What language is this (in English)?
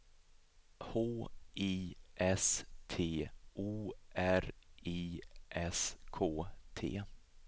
Swedish